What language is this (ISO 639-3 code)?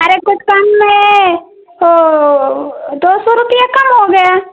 hin